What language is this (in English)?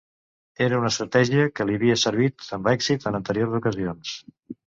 Catalan